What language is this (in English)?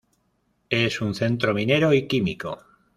Spanish